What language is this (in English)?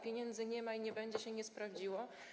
Polish